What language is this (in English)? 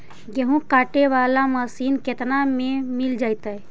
Magahi